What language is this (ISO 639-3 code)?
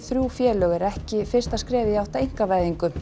isl